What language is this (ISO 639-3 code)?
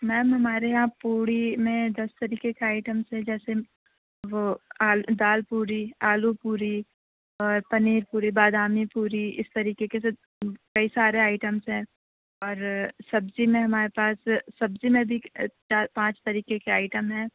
urd